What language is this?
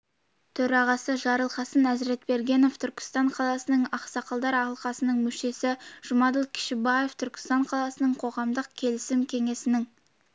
Kazakh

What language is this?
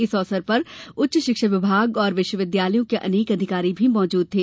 Hindi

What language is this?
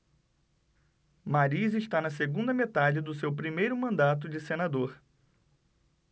Portuguese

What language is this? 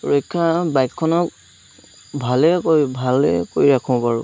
Assamese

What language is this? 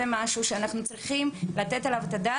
Hebrew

